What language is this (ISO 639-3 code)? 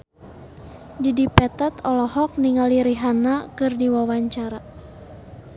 sun